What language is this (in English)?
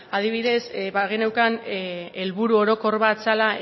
Basque